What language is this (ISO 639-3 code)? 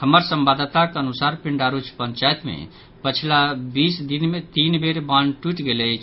mai